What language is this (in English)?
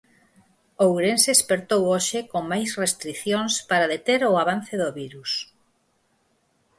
Galician